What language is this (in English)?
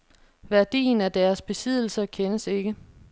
Danish